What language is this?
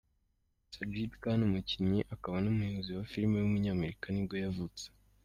Kinyarwanda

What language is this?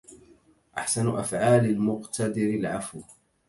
Arabic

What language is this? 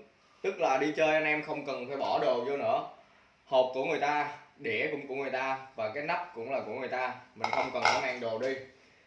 Vietnamese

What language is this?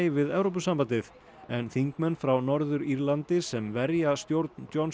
Icelandic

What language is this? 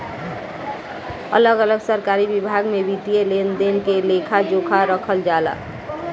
Bhojpuri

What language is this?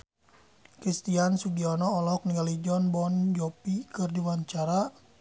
Sundanese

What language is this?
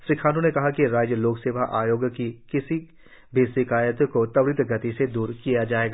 Hindi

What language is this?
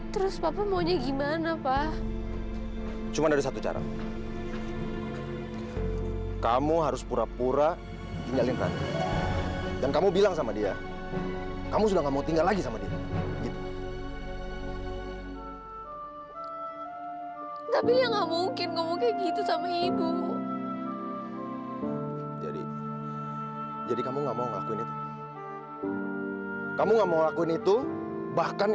Indonesian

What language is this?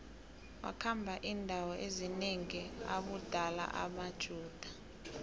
South Ndebele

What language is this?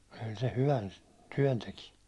Finnish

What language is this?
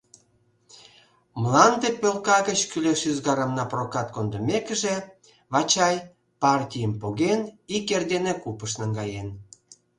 Mari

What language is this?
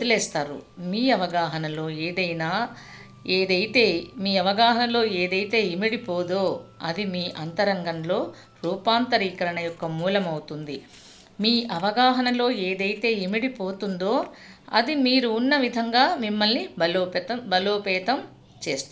Telugu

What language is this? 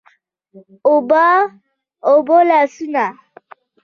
Pashto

